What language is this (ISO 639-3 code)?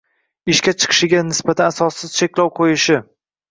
uzb